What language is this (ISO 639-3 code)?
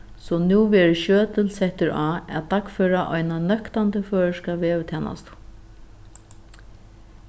fao